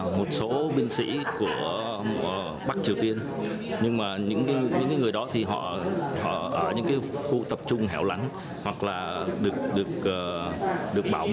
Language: Vietnamese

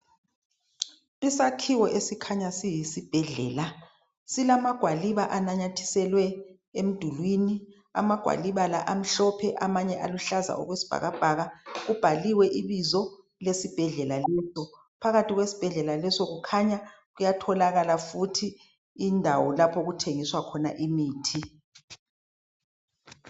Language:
North Ndebele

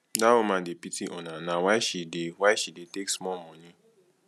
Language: Nigerian Pidgin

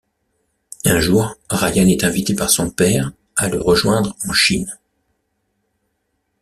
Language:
French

